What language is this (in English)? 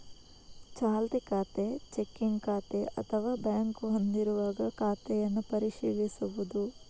Kannada